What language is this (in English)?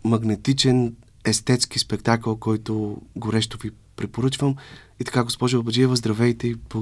Bulgarian